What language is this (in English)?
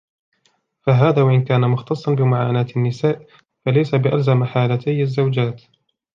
Arabic